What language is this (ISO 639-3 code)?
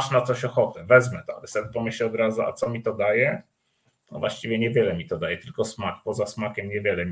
pol